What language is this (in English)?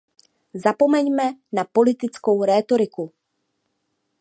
Czech